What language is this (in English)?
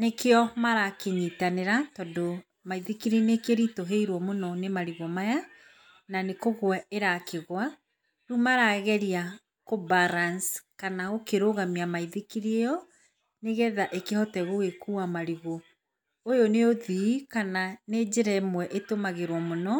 Kikuyu